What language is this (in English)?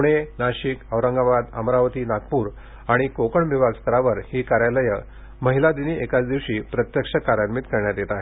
Marathi